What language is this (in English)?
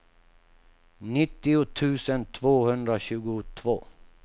Swedish